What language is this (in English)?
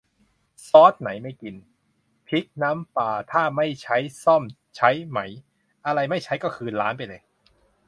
Thai